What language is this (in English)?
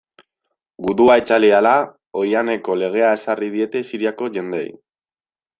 Basque